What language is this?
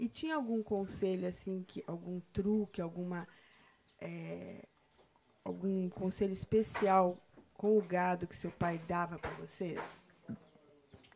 Portuguese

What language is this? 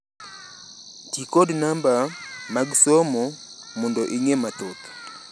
Luo (Kenya and Tanzania)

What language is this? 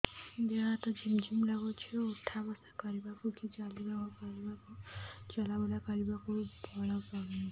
Odia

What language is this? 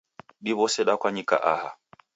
Taita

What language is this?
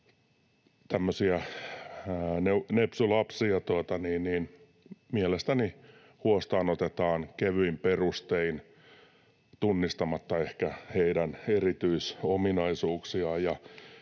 Finnish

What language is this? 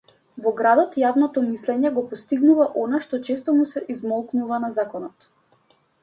Macedonian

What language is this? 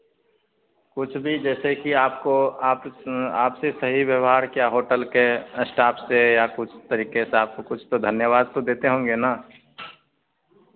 Hindi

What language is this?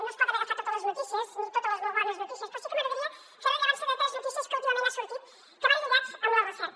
Catalan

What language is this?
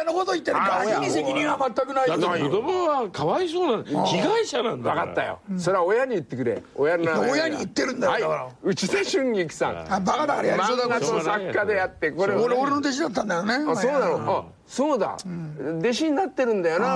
Japanese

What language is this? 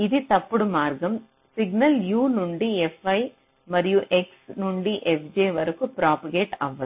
Telugu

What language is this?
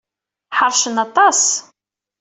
Kabyle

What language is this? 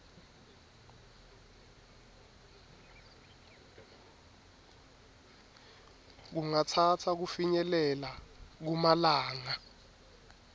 Swati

